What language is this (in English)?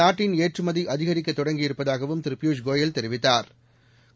Tamil